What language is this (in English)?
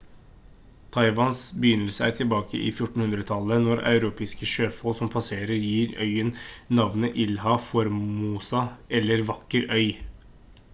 Norwegian Bokmål